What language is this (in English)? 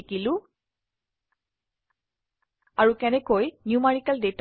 Assamese